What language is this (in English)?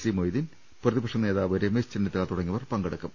Malayalam